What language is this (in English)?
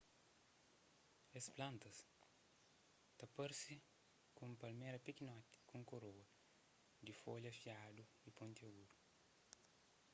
Kabuverdianu